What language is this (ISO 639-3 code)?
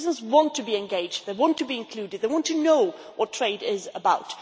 eng